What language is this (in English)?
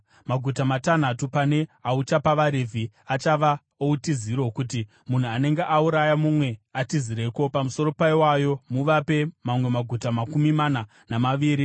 Shona